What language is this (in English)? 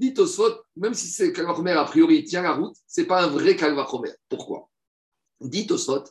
French